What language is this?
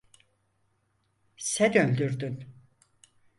Turkish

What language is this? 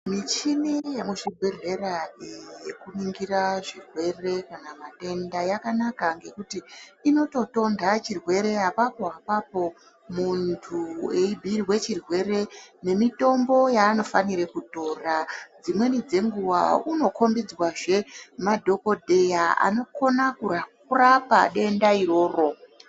Ndau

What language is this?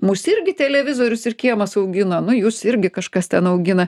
Lithuanian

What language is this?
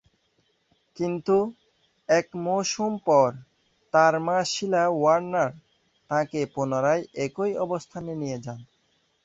Bangla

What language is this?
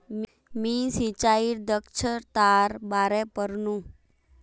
Magahi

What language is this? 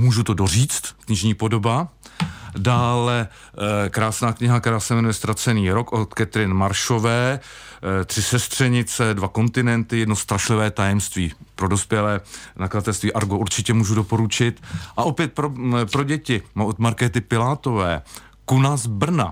Czech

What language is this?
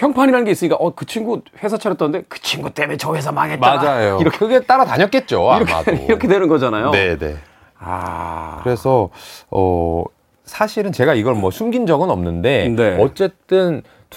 Korean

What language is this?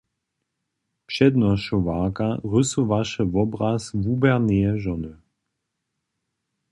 Upper Sorbian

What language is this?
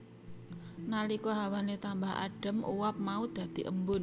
Javanese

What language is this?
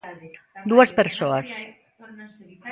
Galician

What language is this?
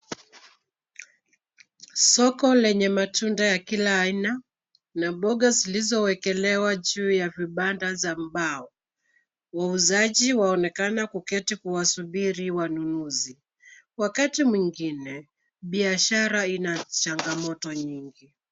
Swahili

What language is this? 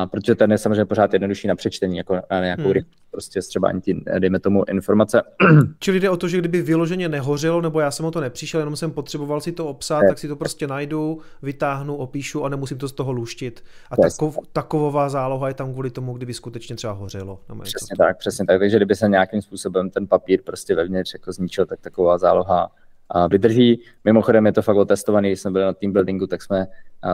Czech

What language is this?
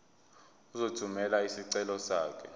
Zulu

